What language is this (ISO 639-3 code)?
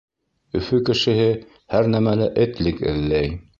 bak